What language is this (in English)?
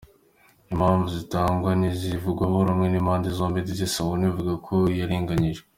Kinyarwanda